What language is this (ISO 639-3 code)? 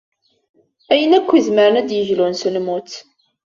kab